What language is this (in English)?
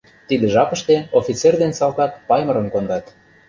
Mari